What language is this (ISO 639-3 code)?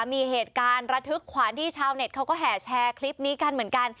tha